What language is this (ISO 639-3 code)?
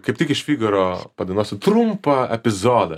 lit